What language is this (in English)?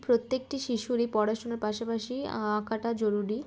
Bangla